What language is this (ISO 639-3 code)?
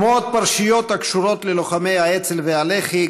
heb